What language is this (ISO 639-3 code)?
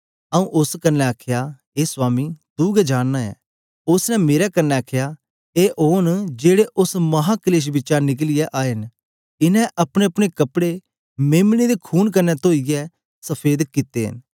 doi